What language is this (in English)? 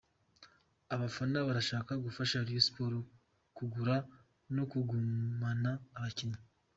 Kinyarwanda